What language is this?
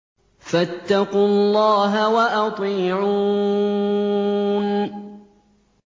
Arabic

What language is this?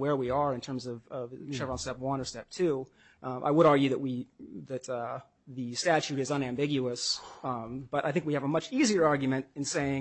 English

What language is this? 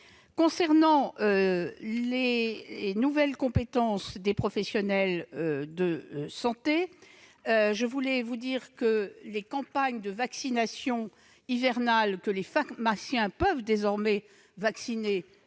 French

